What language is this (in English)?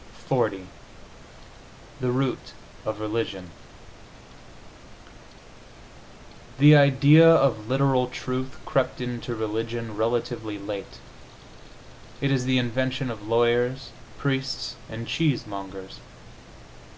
English